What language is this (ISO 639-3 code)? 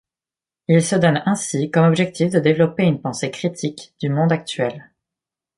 fra